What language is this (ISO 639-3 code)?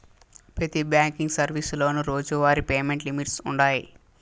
tel